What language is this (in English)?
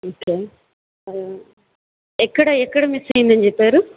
Telugu